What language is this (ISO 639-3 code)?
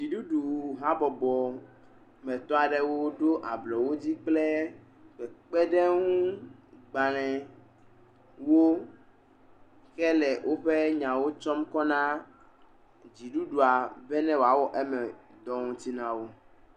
ewe